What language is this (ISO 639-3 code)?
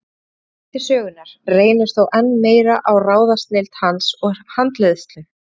isl